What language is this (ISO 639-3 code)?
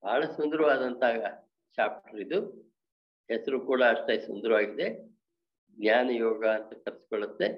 kan